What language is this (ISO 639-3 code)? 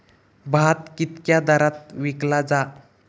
mar